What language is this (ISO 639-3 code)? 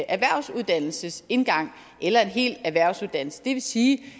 dan